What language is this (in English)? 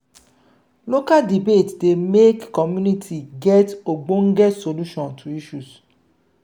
Nigerian Pidgin